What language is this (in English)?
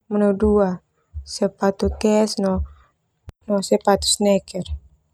Termanu